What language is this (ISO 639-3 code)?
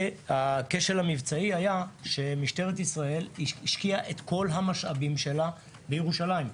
heb